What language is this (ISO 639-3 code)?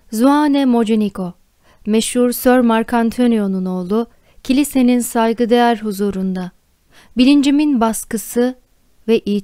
tur